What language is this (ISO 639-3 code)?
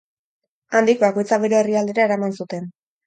eus